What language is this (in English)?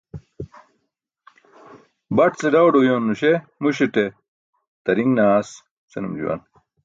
Burushaski